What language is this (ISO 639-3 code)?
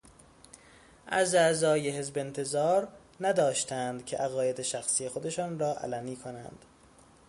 fas